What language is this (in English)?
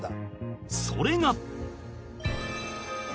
Japanese